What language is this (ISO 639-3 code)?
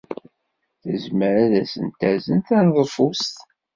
kab